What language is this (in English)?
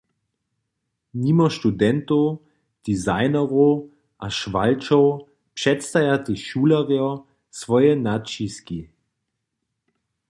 Upper Sorbian